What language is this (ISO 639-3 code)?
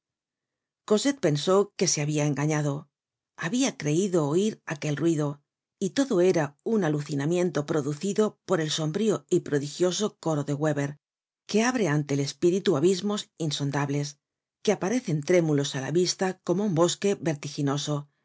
spa